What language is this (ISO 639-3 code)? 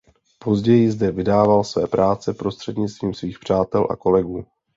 ces